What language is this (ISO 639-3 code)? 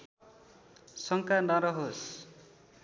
nep